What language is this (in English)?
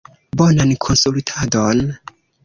Esperanto